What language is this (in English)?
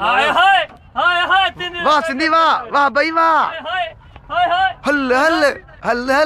Korean